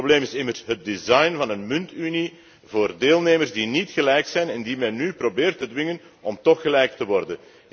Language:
Dutch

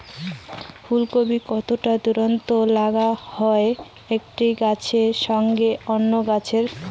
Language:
Bangla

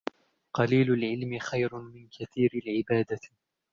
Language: Arabic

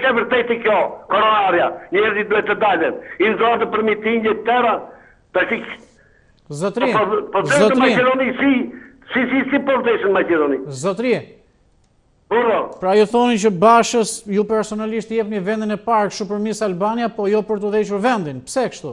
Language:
Romanian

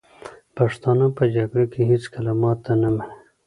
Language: Pashto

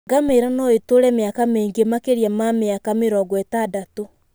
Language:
Kikuyu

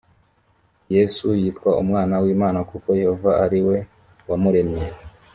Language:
Kinyarwanda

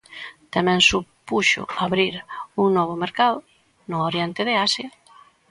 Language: Galician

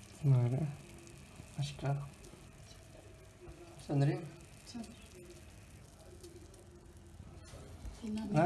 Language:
Turkish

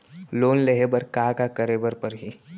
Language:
Chhattisgarhi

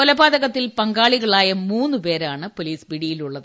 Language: Malayalam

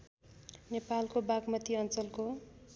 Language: Nepali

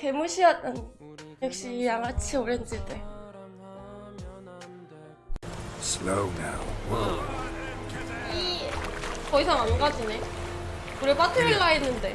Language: Korean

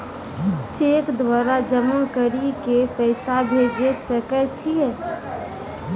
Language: Maithili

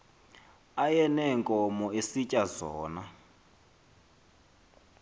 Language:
Xhosa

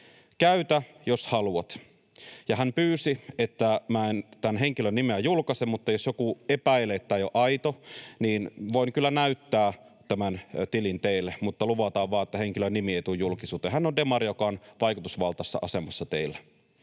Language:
Finnish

